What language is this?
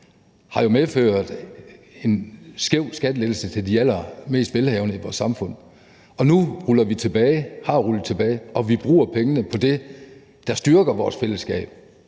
Danish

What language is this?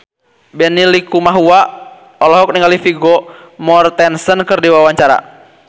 Sundanese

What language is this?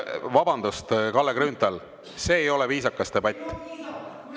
Estonian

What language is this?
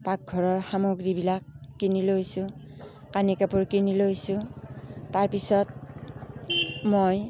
Assamese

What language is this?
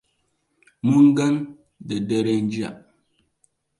Hausa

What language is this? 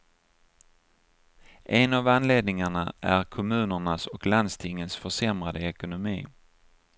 Swedish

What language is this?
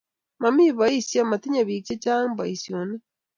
Kalenjin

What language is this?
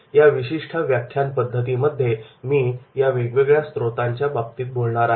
Marathi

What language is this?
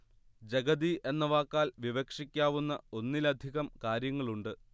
Malayalam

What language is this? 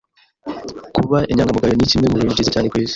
Kinyarwanda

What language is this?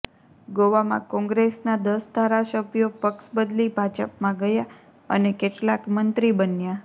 Gujarati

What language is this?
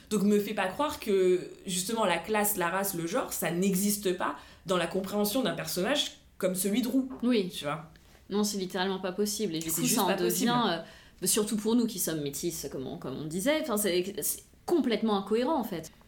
French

